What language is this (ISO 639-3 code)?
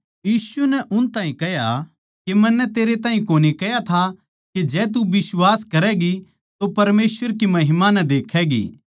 bgc